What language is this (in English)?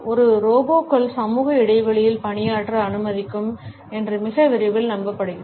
Tamil